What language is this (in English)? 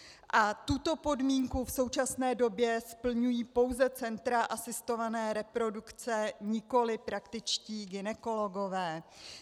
Czech